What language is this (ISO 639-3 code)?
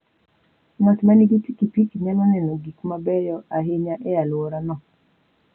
luo